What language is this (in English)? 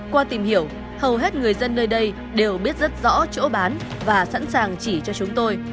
Vietnamese